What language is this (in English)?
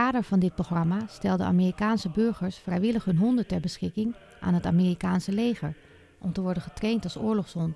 Dutch